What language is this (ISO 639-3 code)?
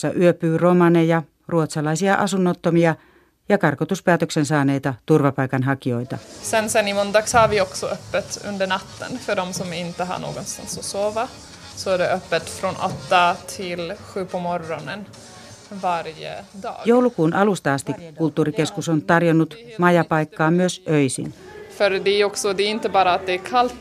fin